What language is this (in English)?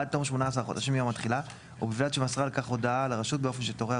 Hebrew